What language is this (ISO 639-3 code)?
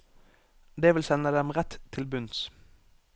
nor